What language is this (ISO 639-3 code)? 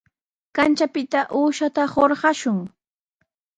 qws